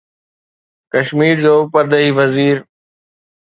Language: Sindhi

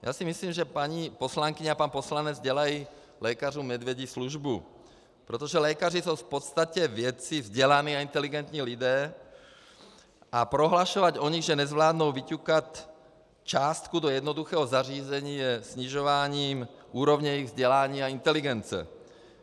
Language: Czech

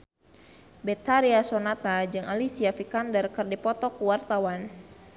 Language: Sundanese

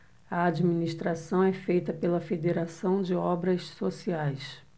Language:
Portuguese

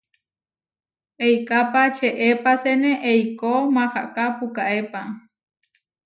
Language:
Huarijio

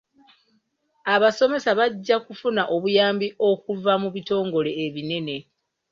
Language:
Ganda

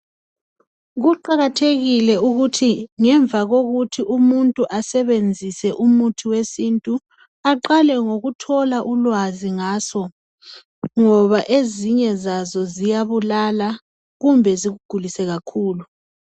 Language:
North Ndebele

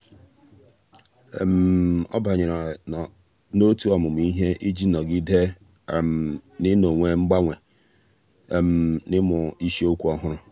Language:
Igbo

